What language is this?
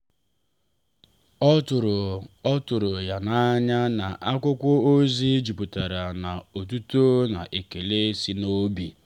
Igbo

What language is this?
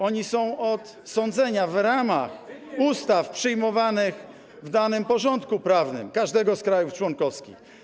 Polish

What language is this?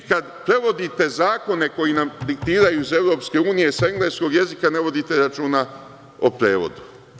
Serbian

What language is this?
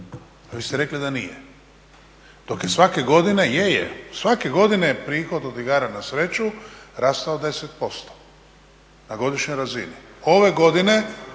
Croatian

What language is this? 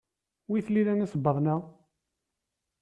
Kabyle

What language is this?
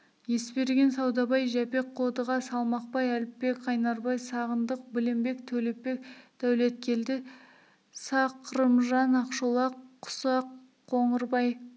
Kazakh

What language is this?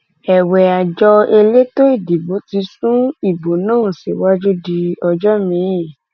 Yoruba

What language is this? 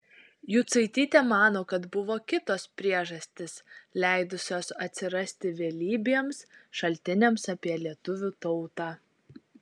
Lithuanian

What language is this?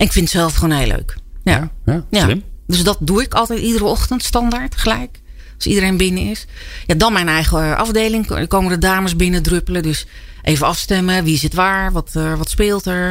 Dutch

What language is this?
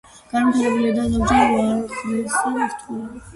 Georgian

